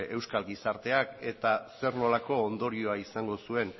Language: Basque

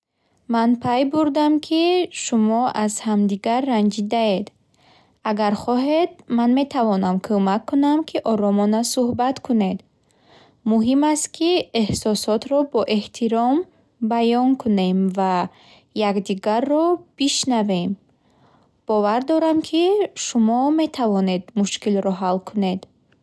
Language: Bukharic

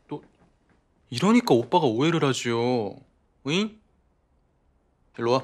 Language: Korean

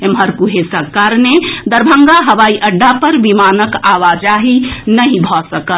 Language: Maithili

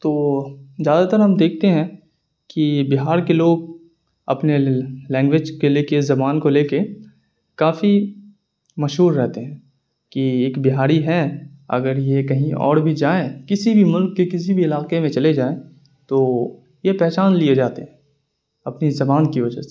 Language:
Urdu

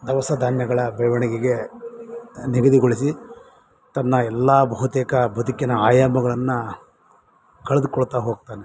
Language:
Kannada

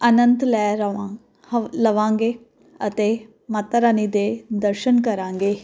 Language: Punjabi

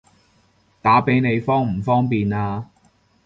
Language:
Cantonese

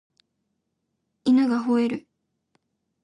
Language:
Japanese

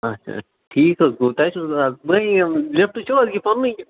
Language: Kashmiri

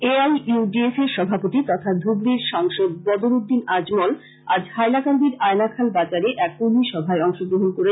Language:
Bangla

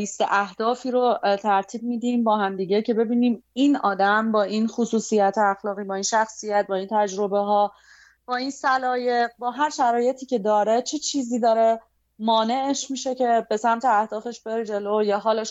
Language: Persian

